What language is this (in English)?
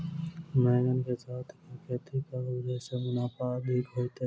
Maithili